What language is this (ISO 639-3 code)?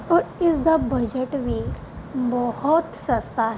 pan